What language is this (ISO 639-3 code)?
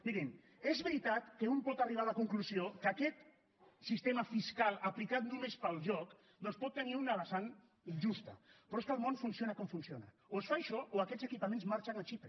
cat